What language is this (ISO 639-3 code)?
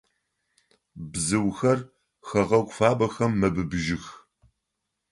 ady